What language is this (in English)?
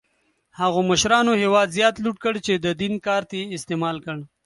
Pashto